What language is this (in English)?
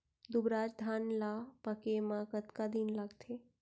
Chhattisgarhi